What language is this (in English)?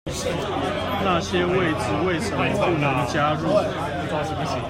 Chinese